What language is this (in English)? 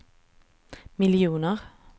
Swedish